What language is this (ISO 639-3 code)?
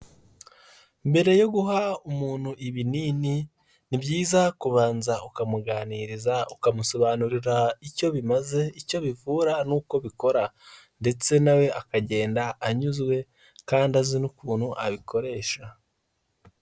kin